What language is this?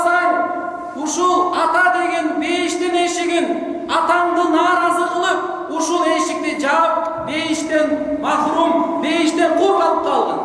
Turkish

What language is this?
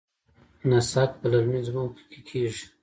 Pashto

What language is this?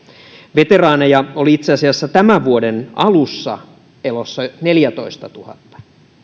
Finnish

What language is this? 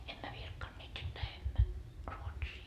Finnish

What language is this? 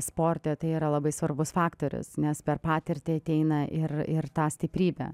Lithuanian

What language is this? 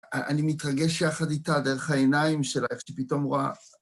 Hebrew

